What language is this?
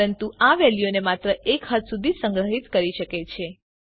Gujarati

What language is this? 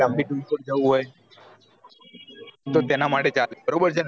Gujarati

